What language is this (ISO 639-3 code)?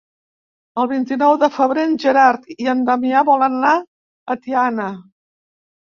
cat